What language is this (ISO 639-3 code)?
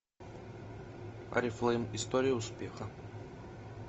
rus